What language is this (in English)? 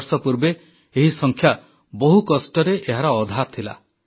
Odia